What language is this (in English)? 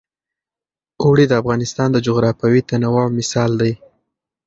Pashto